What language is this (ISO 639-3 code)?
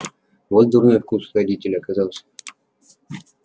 rus